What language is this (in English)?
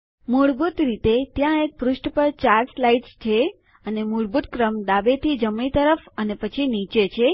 Gujarati